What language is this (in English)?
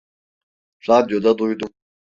Turkish